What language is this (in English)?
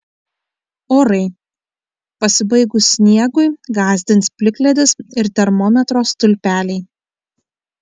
Lithuanian